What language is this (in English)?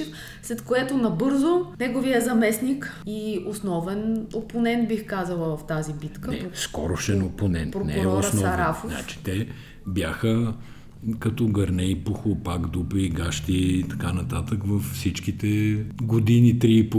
Bulgarian